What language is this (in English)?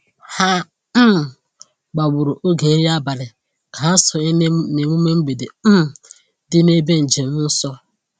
Igbo